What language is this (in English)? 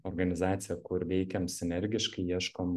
Lithuanian